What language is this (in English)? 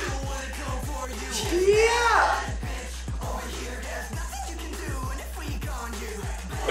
Thai